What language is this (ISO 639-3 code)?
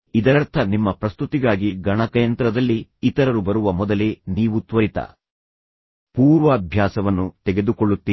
kan